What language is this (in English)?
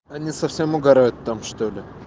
Russian